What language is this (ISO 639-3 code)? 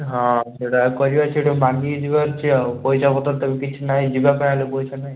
ori